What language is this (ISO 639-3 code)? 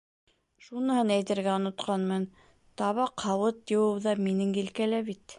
bak